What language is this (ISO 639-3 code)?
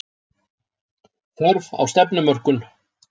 isl